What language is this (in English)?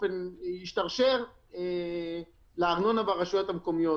Hebrew